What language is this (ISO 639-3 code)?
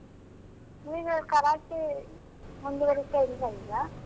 kan